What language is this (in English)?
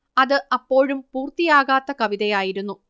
Malayalam